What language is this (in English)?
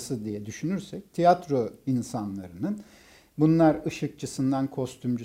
Turkish